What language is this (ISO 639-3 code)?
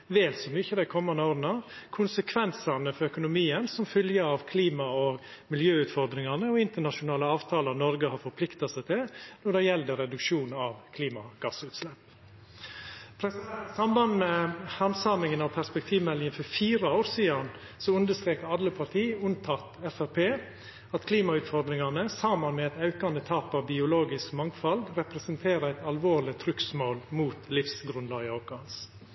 nno